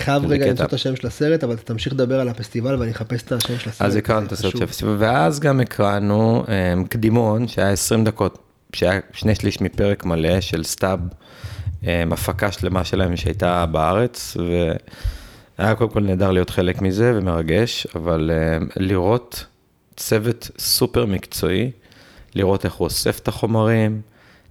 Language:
Hebrew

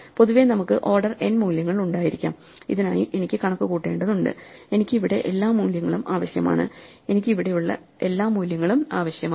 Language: Malayalam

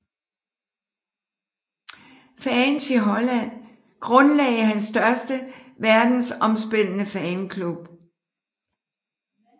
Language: Danish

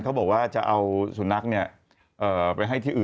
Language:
Thai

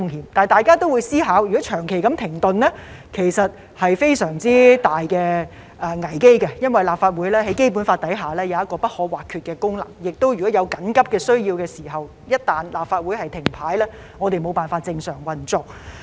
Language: Cantonese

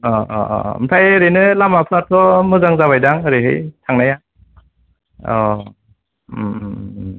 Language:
Bodo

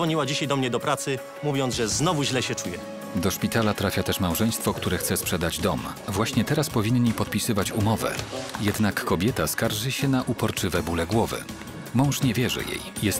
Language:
Polish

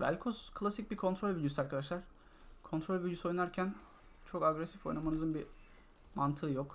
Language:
Turkish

